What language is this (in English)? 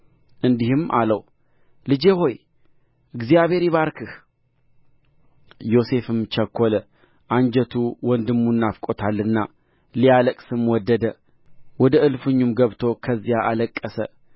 Amharic